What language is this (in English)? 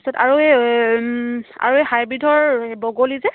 Assamese